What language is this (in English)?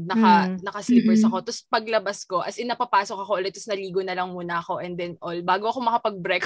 Filipino